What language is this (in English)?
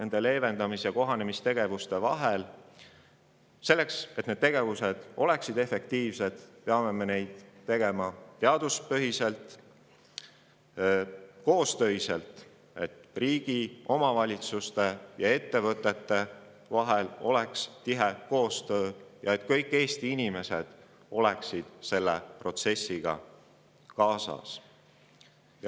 Estonian